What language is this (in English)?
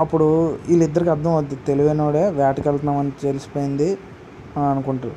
Telugu